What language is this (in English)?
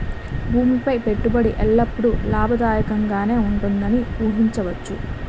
Telugu